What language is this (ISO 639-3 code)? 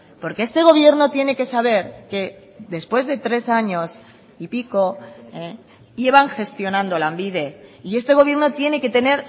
spa